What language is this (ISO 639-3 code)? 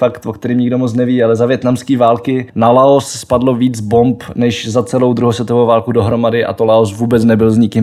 ces